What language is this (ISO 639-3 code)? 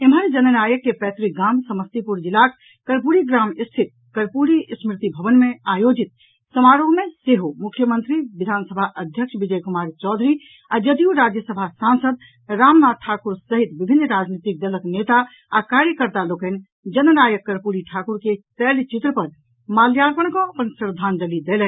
mai